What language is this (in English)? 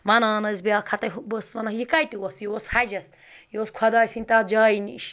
Kashmiri